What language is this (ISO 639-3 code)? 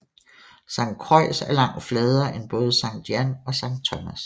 dan